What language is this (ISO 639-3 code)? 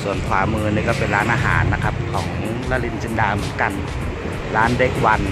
tha